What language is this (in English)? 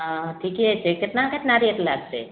Maithili